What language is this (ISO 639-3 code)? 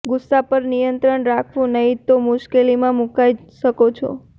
guj